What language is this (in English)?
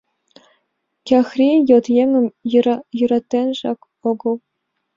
Mari